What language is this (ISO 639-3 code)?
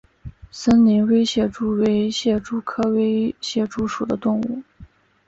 zho